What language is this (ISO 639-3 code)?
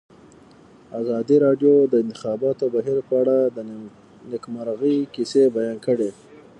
pus